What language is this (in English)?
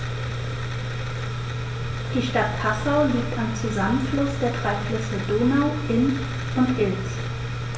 German